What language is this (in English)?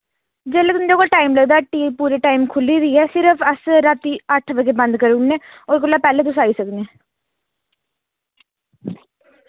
Dogri